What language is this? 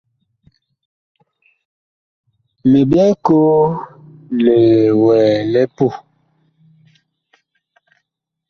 Bakoko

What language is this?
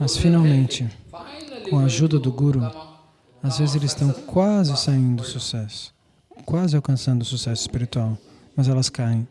Portuguese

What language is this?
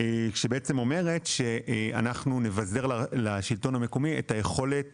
Hebrew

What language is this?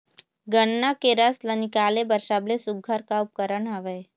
Chhattisgarhi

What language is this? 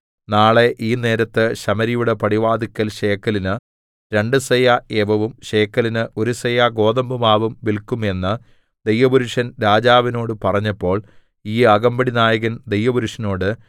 Malayalam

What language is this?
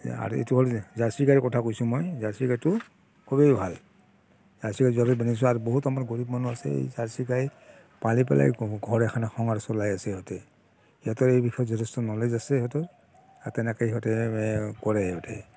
Assamese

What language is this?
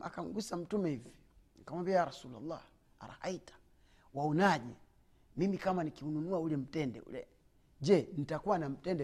Swahili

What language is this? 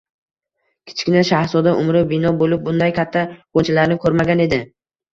Uzbek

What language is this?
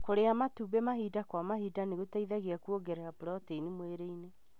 Kikuyu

